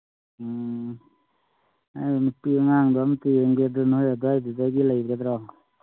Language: Manipuri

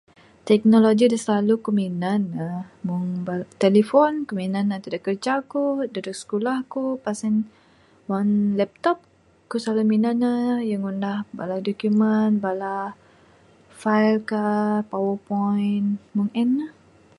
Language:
Bukar-Sadung Bidayuh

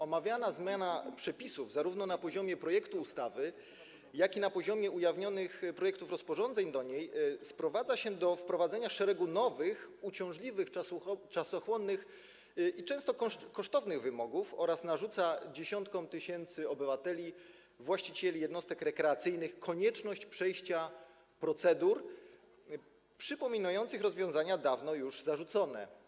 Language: Polish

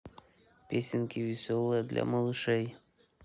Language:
Russian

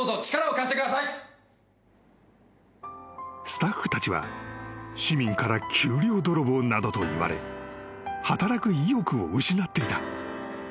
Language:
Japanese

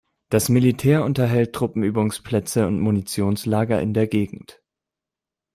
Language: German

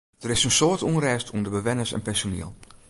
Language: Western Frisian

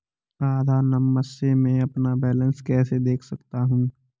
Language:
Hindi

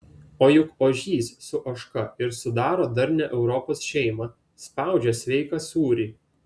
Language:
Lithuanian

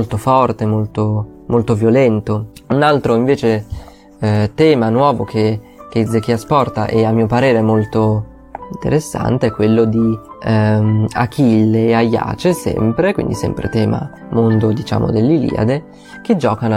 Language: Italian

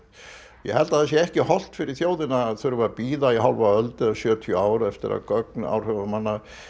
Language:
Icelandic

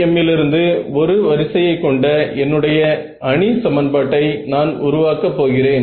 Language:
Tamil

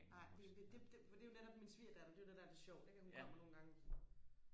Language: Danish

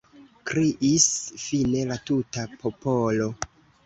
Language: Esperanto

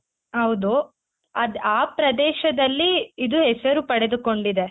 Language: Kannada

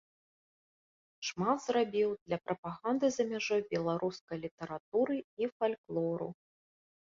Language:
Belarusian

